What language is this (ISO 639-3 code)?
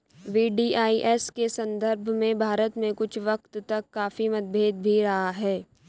hin